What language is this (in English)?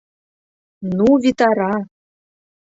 Mari